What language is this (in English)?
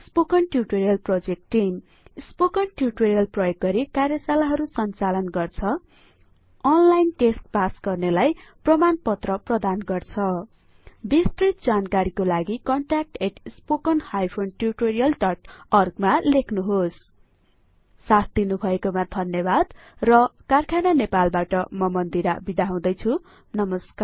Nepali